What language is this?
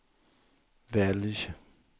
Swedish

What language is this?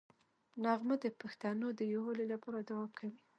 Pashto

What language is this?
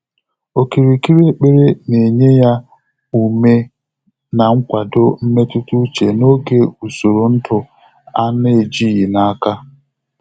Igbo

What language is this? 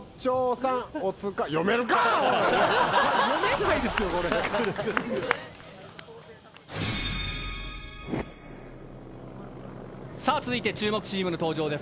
Japanese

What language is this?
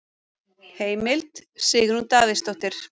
Icelandic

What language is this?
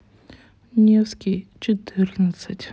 Russian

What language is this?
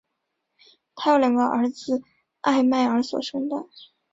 Chinese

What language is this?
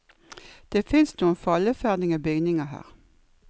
Norwegian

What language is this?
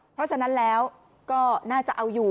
Thai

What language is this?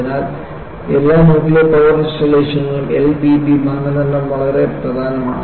Malayalam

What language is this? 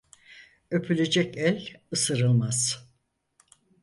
Turkish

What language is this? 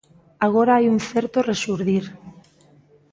Galician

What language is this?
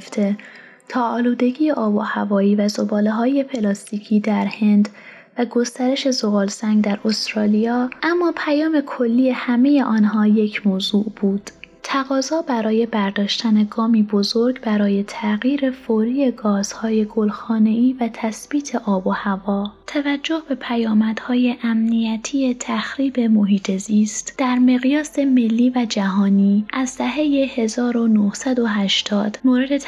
Persian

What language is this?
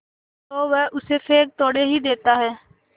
Hindi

